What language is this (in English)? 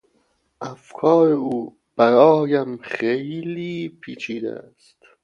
Persian